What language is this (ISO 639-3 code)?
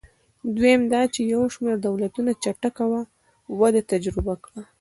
pus